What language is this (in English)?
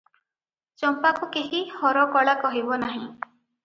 Odia